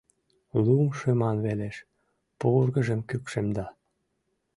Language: Mari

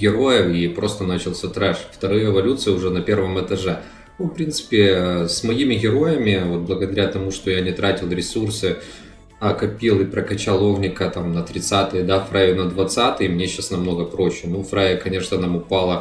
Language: Russian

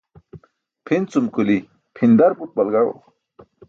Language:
Burushaski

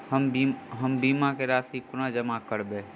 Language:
Maithili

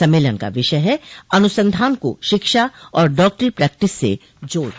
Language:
Hindi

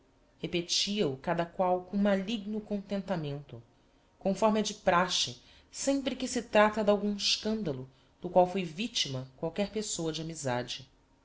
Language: Portuguese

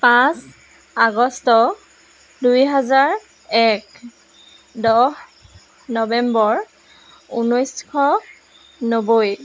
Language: Assamese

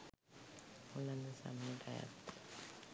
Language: Sinhala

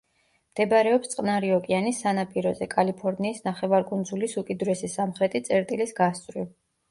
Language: Georgian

